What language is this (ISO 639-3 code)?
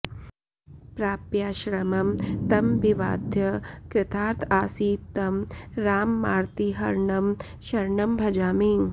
san